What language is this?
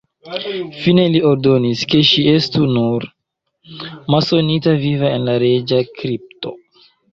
Esperanto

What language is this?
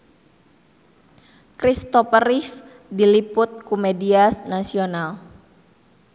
Sundanese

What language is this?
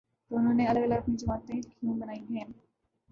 Urdu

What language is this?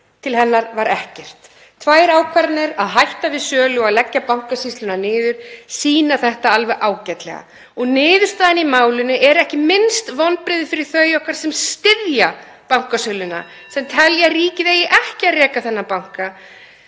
Icelandic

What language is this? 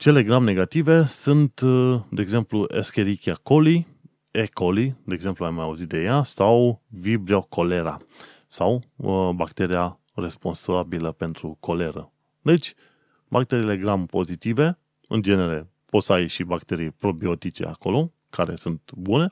Romanian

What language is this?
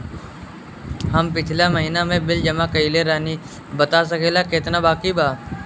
Bhojpuri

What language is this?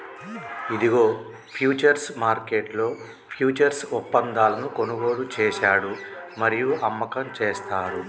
Telugu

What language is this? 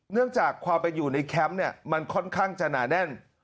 Thai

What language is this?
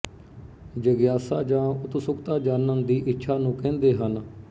Punjabi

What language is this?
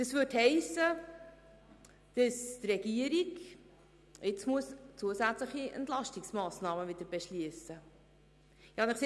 Swiss German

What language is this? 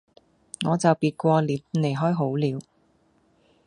Cantonese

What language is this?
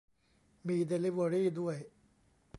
Thai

